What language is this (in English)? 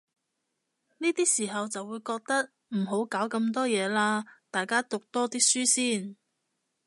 Cantonese